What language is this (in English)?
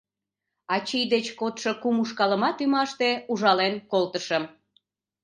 Mari